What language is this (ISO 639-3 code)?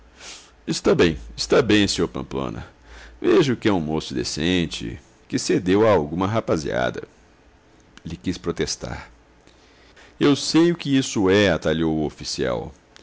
por